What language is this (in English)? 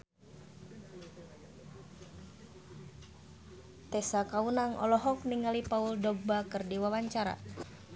Sundanese